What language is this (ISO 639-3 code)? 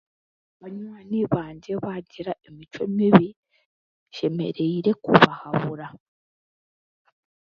cgg